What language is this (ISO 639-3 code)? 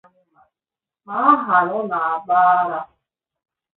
ibo